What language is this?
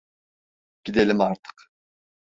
Turkish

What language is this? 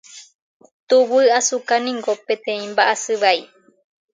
Guarani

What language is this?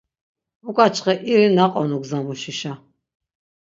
Laz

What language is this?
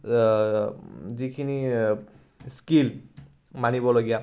Assamese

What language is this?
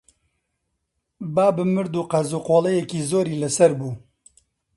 Central Kurdish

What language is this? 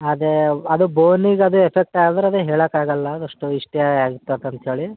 Kannada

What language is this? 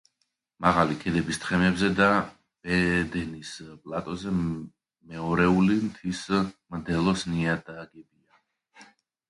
Georgian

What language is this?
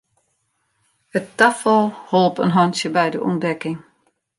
Western Frisian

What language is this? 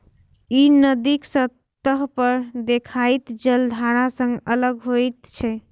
Maithili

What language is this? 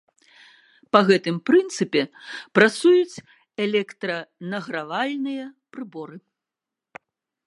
Belarusian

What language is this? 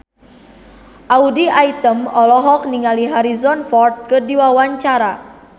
Sundanese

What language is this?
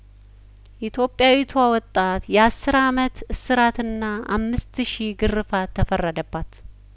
Amharic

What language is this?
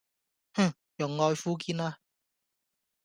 Cantonese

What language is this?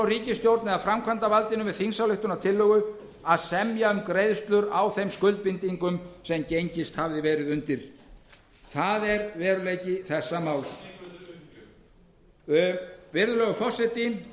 Icelandic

